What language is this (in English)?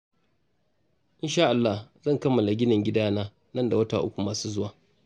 Hausa